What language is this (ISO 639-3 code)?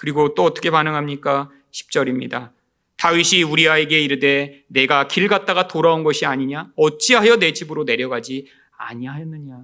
kor